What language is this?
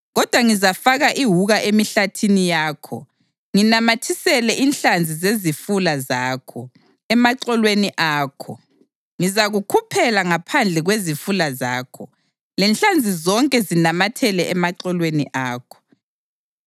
North Ndebele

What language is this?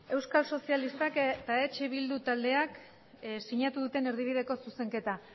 Basque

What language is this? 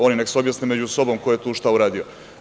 Serbian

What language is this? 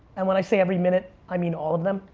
English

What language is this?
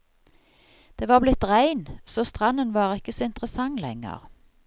Norwegian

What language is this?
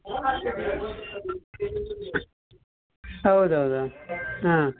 Kannada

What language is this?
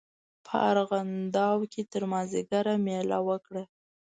Pashto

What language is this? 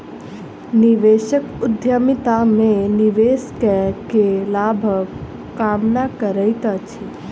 Maithili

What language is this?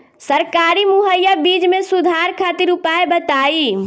Bhojpuri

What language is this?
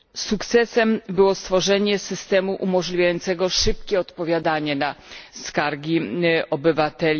Polish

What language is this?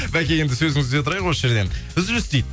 Kazakh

